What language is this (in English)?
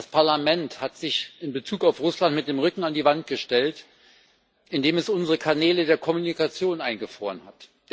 German